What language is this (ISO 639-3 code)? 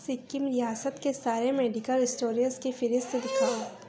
urd